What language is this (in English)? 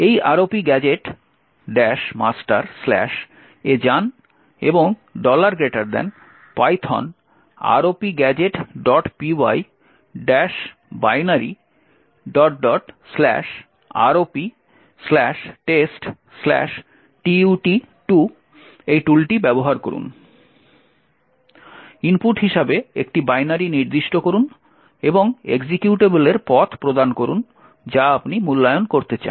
Bangla